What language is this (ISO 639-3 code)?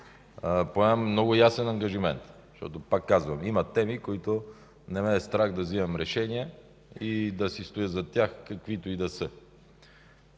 bul